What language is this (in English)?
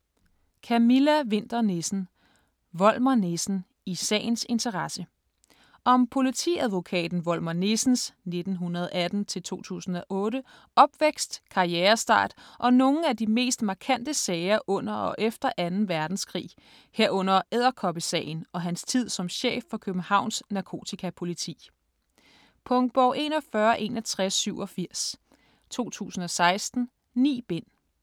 Danish